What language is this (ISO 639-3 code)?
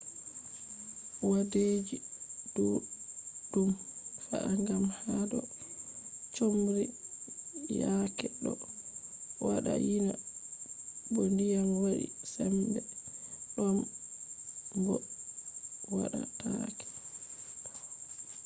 ful